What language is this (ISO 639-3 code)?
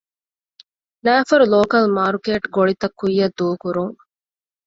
div